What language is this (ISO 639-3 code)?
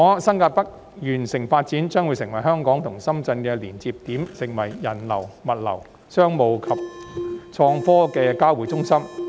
yue